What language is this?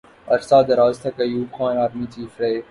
Urdu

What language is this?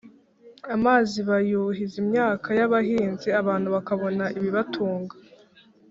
Kinyarwanda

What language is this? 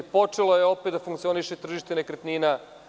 Serbian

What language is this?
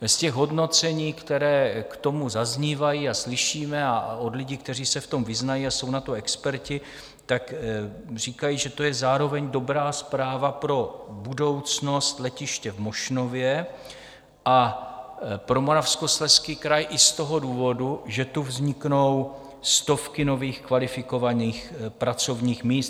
Czech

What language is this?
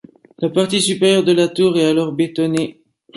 French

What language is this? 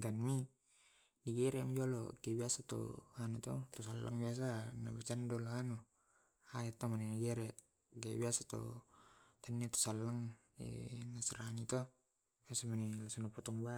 Tae'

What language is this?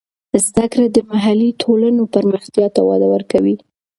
Pashto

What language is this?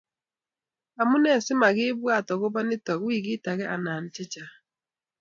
Kalenjin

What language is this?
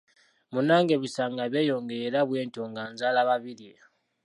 Ganda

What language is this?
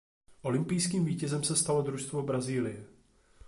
Czech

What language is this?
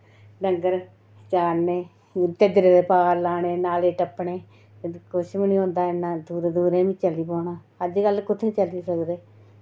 Dogri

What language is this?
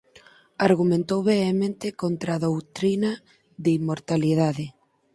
Galician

